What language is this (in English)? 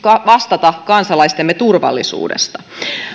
Finnish